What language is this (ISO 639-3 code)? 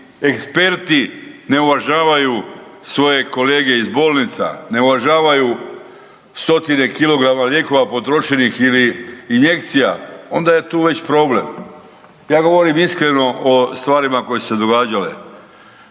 hrv